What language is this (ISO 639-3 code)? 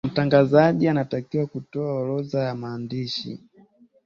swa